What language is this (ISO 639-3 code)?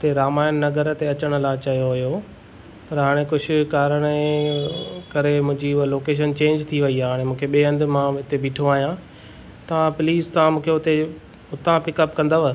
snd